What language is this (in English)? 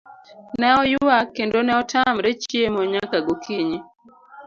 Luo (Kenya and Tanzania)